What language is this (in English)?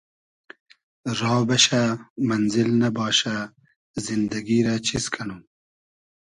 Hazaragi